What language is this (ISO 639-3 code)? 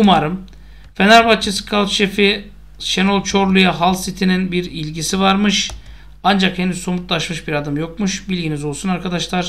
tur